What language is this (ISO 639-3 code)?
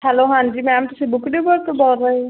pan